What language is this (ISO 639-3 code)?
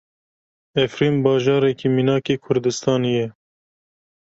kur